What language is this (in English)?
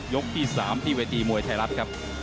Thai